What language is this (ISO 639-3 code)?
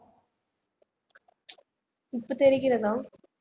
tam